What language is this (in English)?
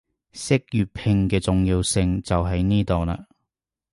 Cantonese